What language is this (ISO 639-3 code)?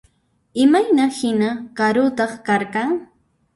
qxp